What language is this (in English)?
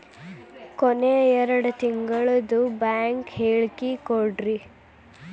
Kannada